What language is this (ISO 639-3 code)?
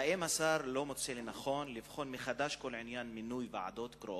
heb